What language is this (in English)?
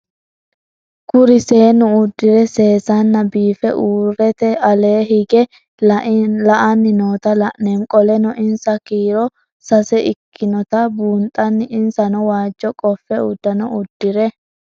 Sidamo